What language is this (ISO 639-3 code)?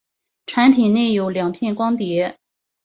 zho